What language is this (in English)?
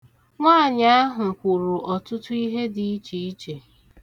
Igbo